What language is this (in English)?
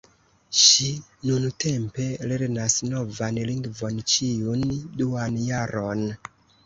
Esperanto